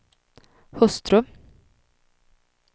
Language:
Swedish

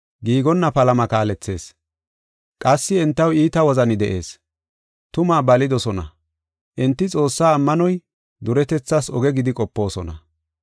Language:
Gofa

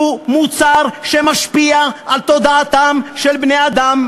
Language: Hebrew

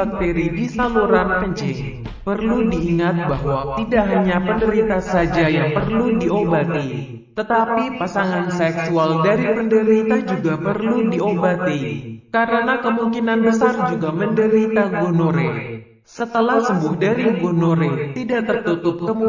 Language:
Indonesian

